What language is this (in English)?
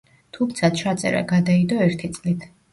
Georgian